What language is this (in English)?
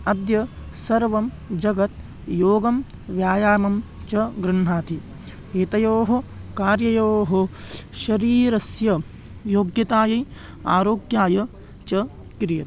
Sanskrit